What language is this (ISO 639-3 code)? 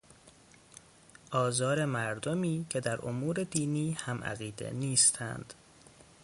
fas